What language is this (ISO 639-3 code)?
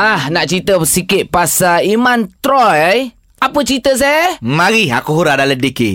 msa